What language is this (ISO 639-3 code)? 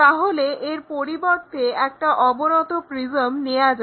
ben